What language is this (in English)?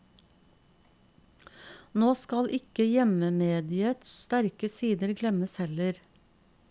Norwegian